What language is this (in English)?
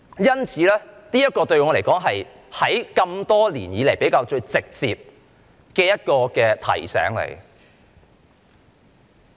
Cantonese